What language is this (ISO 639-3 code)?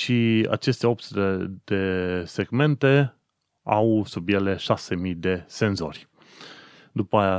ron